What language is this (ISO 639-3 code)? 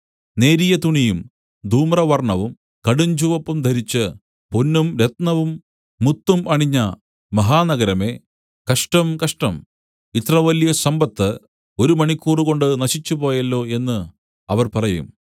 mal